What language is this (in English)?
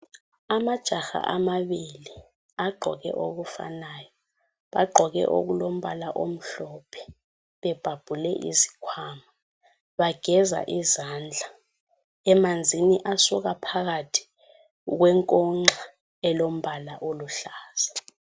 North Ndebele